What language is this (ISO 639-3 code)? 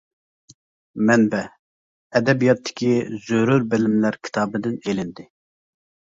uig